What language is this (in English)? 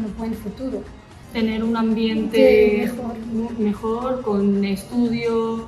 Spanish